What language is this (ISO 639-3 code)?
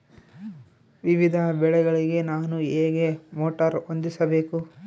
kan